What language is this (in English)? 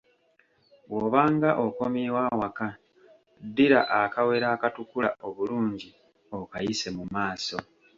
Ganda